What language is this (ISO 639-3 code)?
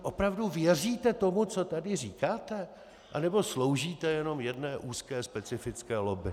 ces